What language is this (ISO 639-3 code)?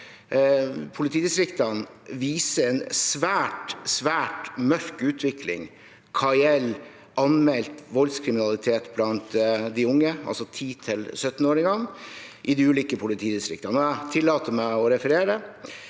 nor